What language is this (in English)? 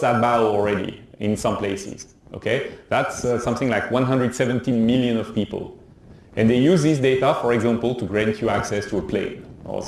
English